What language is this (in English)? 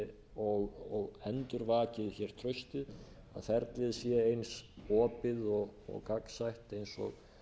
Icelandic